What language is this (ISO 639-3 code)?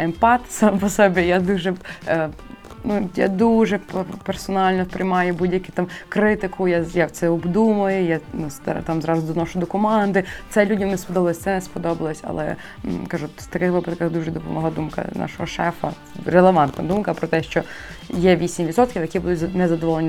ukr